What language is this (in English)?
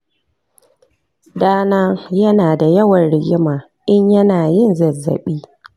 Hausa